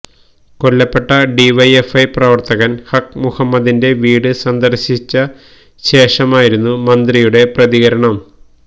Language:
Malayalam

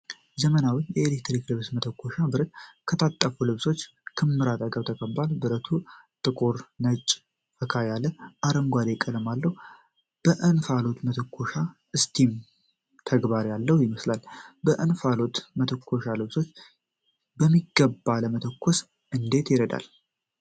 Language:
Amharic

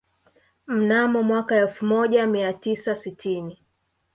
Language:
Swahili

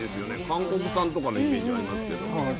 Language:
Japanese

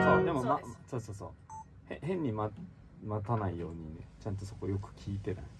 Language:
Japanese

